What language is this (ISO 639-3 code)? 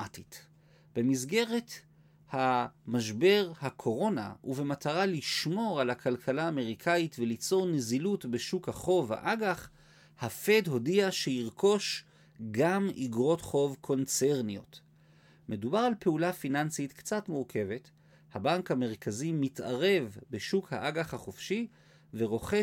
heb